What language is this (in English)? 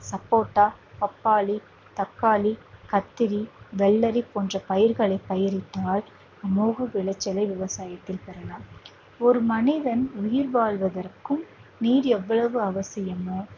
Tamil